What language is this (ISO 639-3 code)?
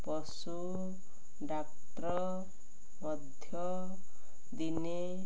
ori